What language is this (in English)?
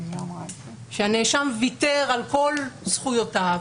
Hebrew